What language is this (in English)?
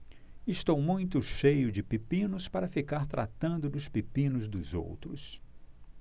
Portuguese